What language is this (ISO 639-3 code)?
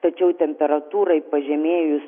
lit